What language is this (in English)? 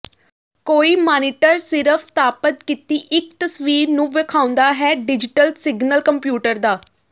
Punjabi